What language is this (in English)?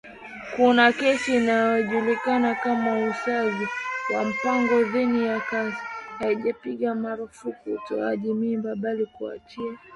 Swahili